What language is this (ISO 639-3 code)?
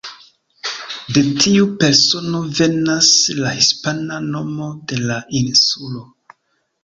epo